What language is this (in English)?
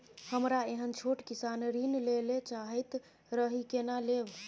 Maithili